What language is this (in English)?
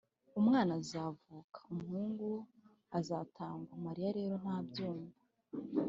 Kinyarwanda